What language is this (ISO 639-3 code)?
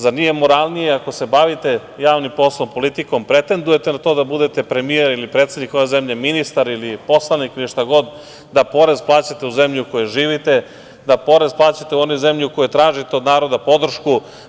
srp